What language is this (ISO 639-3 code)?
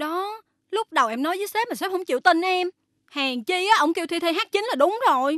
vie